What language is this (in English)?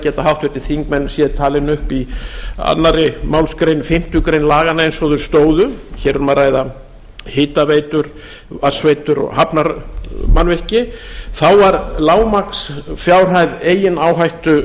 Icelandic